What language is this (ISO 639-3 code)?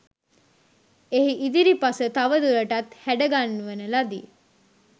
sin